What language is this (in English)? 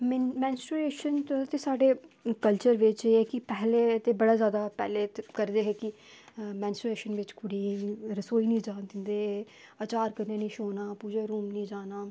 Dogri